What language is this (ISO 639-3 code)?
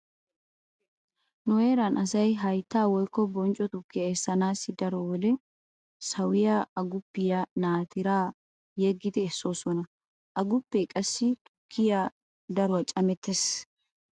wal